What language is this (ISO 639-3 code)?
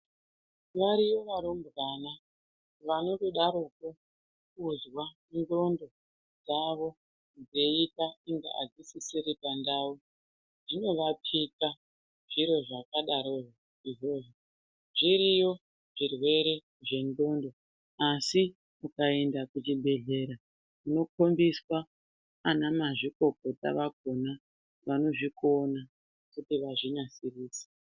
ndc